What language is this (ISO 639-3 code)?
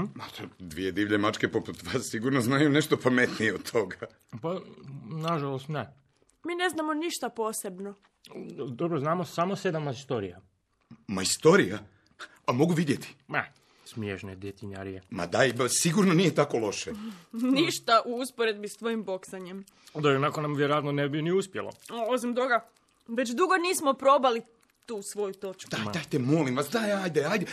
hrv